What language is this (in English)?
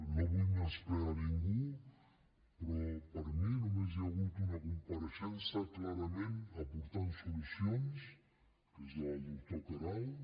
Catalan